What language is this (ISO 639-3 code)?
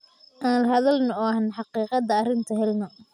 som